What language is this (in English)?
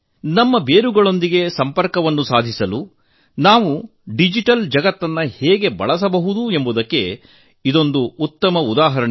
Kannada